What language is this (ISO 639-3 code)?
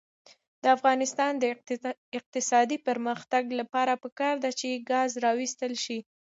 pus